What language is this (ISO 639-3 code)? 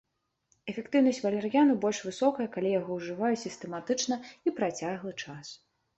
bel